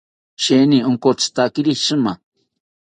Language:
South Ucayali Ashéninka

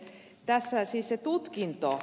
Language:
Finnish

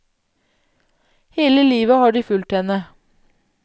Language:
Norwegian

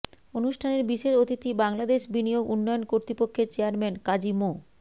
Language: Bangla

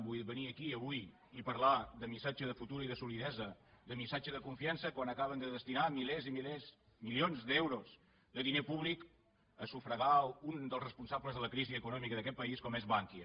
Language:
Catalan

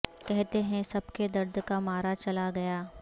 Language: Urdu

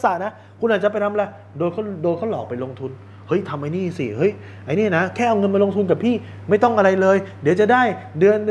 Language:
Thai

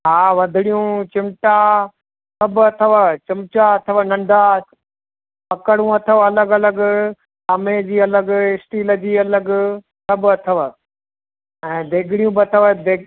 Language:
Sindhi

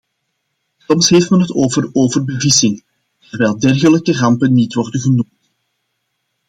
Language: Dutch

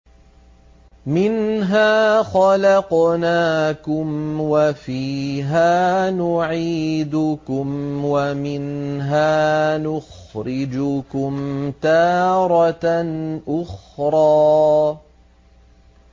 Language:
Arabic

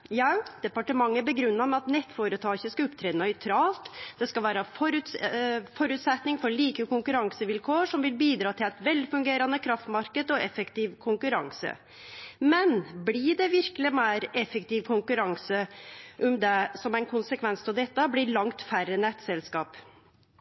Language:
Norwegian Nynorsk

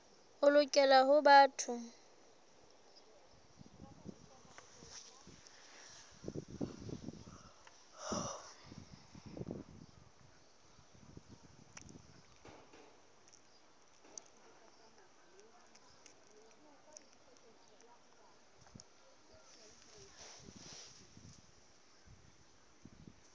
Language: Southern Sotho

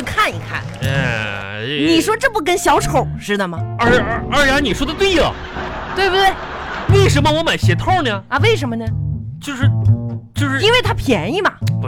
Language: Chinese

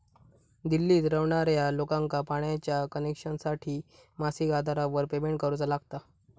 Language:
Marathi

